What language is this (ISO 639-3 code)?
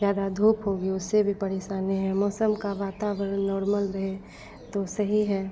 hin